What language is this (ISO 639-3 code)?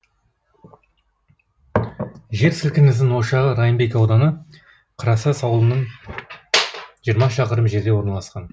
kaz